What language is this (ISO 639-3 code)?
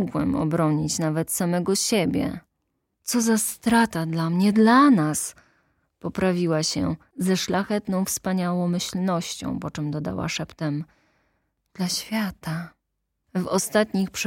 pol